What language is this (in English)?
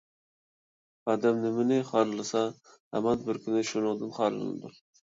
Uyghur